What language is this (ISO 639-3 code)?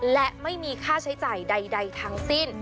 tha